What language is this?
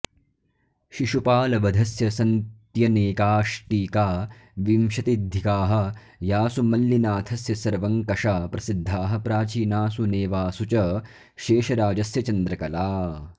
Sanskrit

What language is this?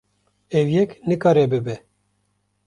Kurdish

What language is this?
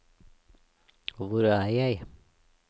Norwegian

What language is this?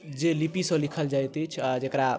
Maithili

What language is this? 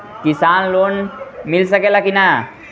Bhojpuri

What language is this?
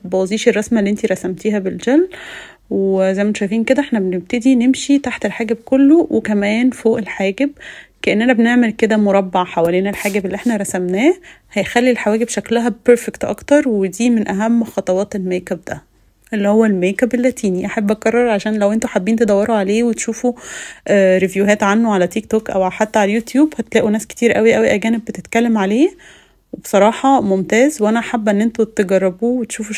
Arabic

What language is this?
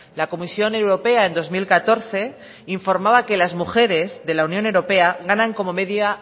Spanish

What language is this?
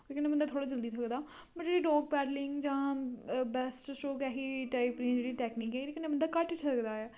Dogri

